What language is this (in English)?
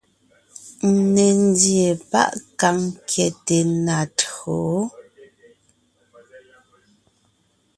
Ngiemboon